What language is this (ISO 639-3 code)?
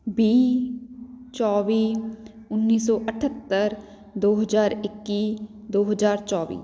pan